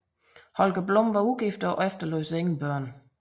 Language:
Danish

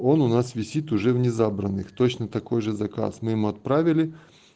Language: Russian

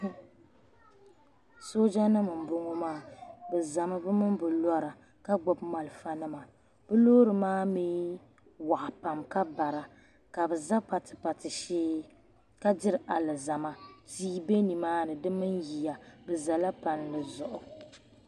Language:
Dagbani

